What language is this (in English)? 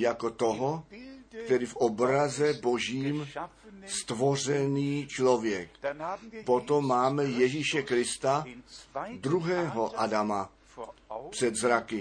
Czech